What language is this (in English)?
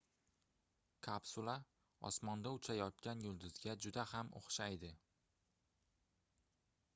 Uzbek